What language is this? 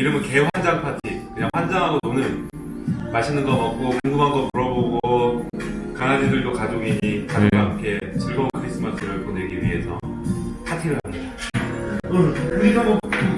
Korean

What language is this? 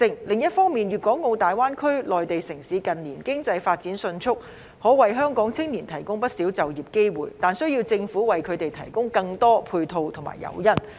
Cantonese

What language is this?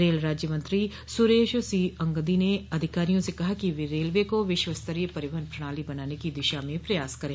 Hindi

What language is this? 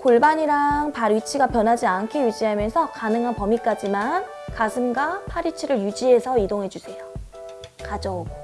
Korean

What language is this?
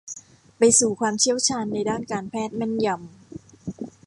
Thai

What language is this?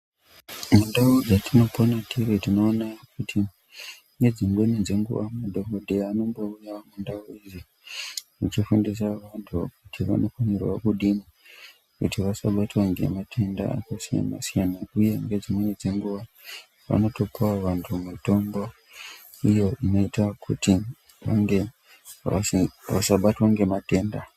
Ndau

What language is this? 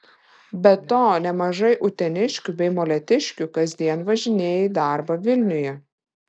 Lithuanian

